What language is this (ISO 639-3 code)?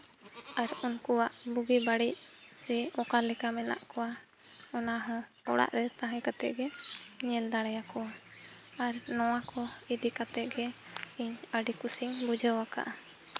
sat